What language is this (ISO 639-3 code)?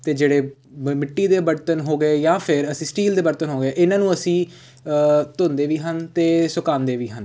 pan